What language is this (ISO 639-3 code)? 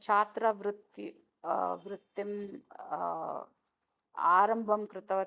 san